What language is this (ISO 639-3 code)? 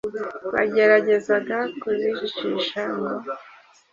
kin